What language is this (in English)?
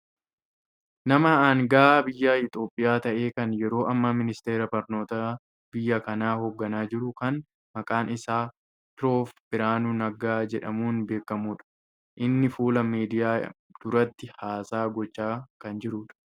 Oromo